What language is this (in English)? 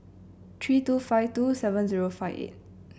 English